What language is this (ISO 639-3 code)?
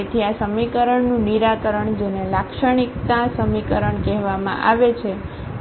guj